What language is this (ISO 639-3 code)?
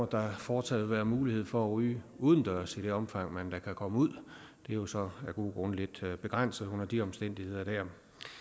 dan